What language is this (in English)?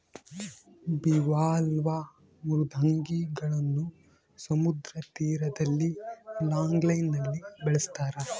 Kannada